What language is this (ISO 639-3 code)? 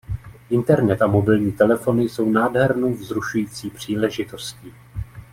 ces